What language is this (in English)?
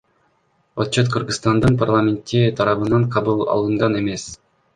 Kyrgyz